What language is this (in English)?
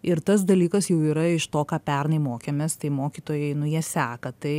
Lithuanian